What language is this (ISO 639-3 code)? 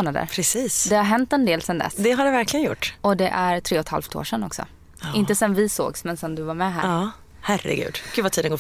swe